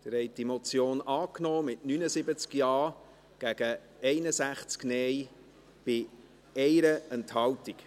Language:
Swiss German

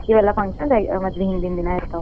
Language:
Kannada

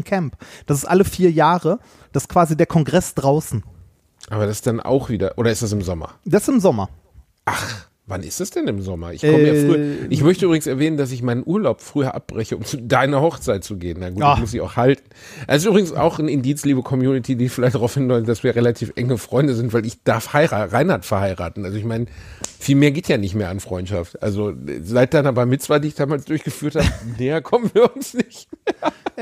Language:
German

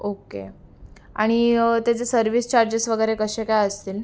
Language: Marathi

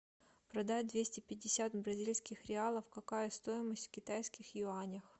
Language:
Russian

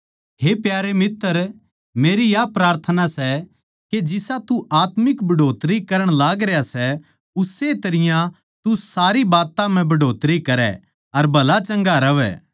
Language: Haryanvi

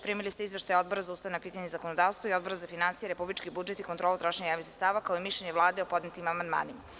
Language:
Serbian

